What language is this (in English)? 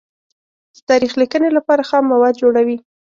Pashto